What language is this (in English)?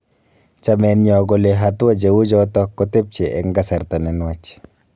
Kalenjin